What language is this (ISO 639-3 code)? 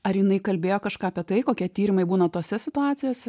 lit